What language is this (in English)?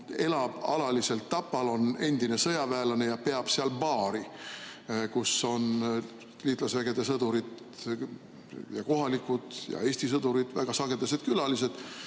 Estonian